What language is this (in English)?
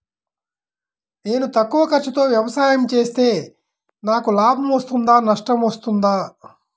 Telugu